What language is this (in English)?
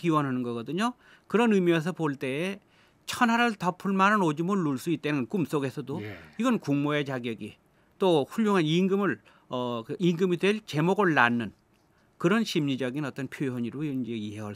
Korean